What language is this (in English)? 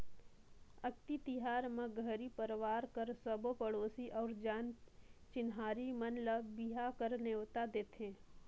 Chhattisgarhi